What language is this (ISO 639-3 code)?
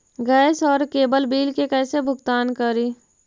mag